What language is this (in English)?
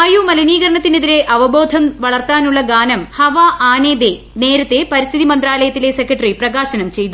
Malayalam